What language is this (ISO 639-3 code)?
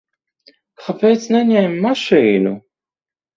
lav